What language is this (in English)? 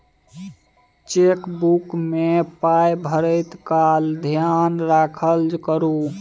Maithili